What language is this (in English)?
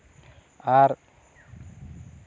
Santali